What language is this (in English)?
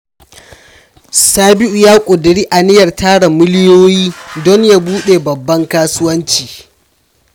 Hausa